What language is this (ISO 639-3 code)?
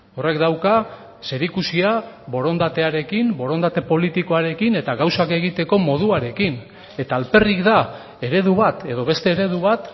eus